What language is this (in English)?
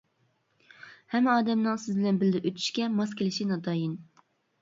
Uyghur